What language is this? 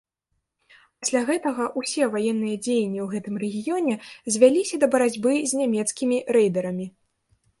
Belarusian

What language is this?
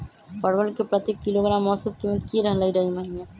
Magahi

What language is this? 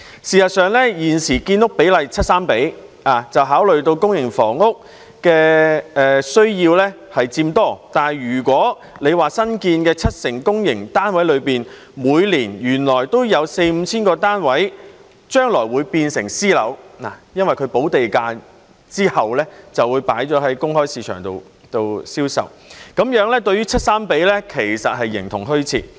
Cantonese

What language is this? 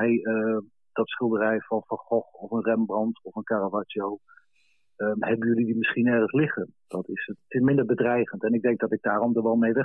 Dutch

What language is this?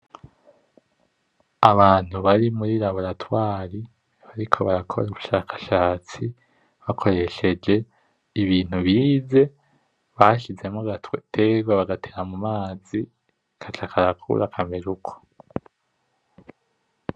Rundi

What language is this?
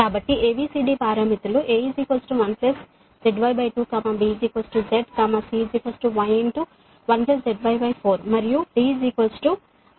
Telugu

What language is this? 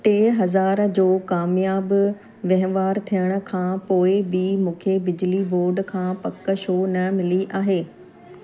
Sindhi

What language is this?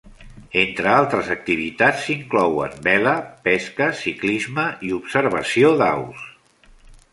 Catalan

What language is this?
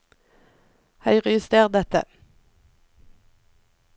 Norwegian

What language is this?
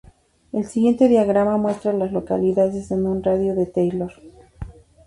Spanish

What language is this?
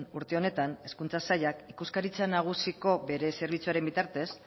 Basque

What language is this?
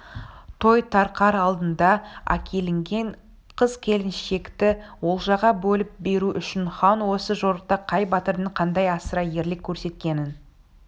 Kazakh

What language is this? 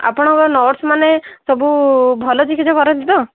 Odia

